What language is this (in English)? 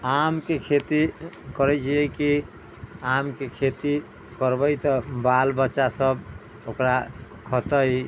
Maithili